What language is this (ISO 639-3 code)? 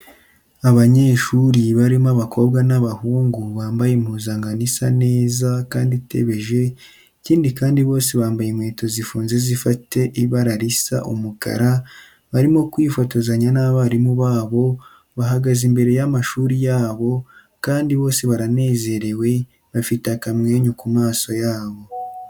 kin